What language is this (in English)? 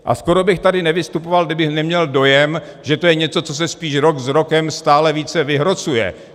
Czech